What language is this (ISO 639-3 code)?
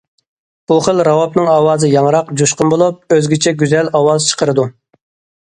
uig